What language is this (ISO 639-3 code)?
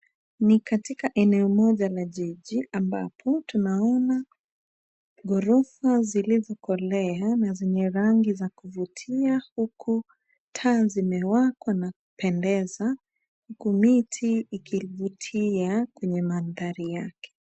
swa